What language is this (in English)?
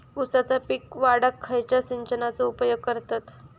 Marathi